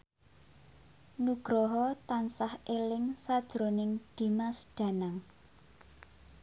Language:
Javanese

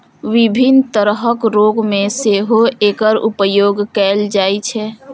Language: Maithili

